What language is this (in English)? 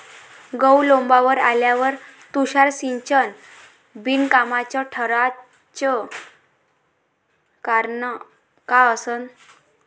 Marathi